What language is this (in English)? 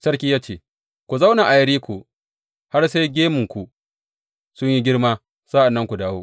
Hausa